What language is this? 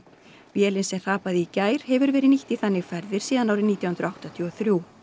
Icelandic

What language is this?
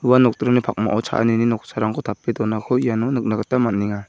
Garo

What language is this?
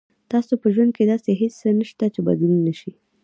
Pashto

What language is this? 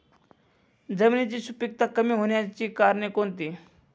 Marathi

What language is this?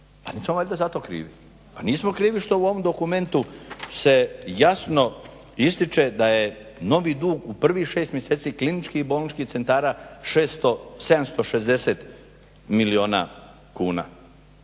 Croatian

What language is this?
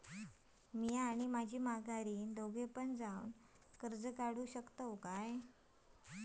Marathi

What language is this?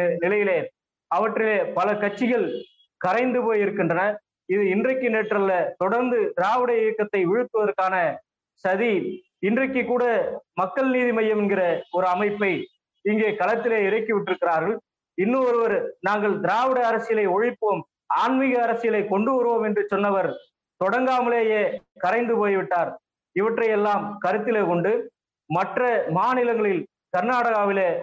Tamil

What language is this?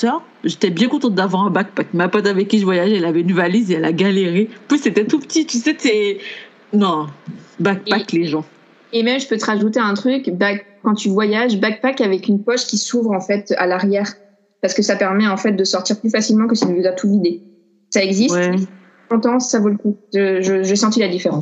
French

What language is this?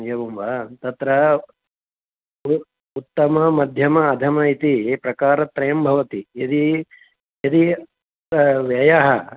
Sanskrit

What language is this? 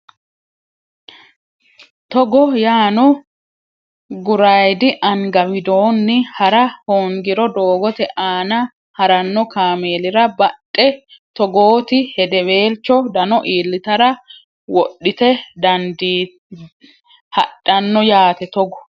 Sidamo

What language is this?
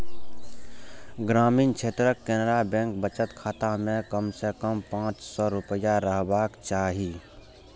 Maithili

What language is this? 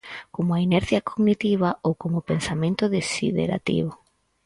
Galician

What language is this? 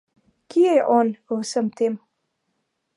Slovenian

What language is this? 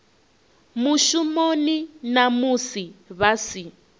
Venda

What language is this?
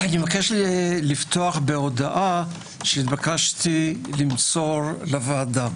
Hebrew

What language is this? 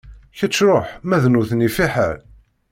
Kabyle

